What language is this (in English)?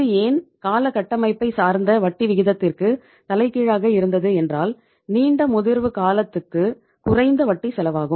Tamil